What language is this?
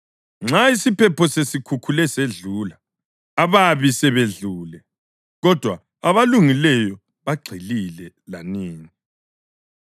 North Ndebele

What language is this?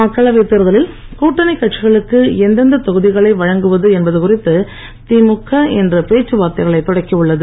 Tamil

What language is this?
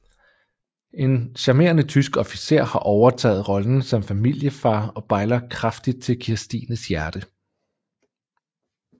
Danish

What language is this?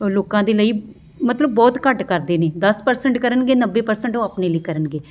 Punjabi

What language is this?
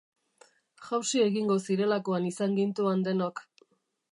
Basque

